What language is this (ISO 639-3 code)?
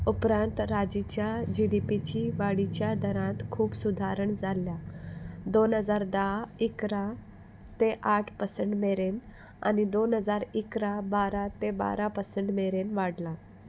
kok